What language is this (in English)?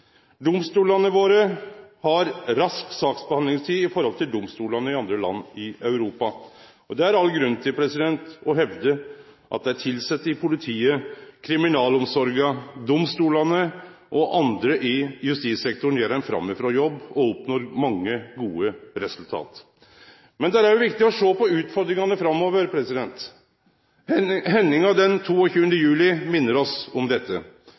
Norwegian Nynorsk